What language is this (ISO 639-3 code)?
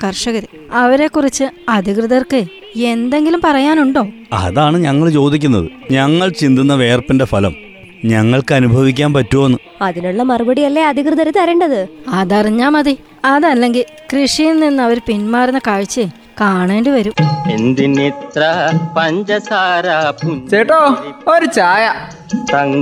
mal